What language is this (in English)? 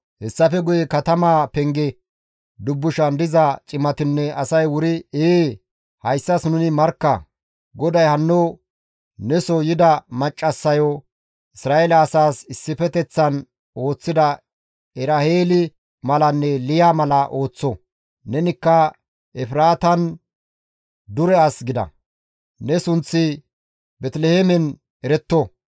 Gamo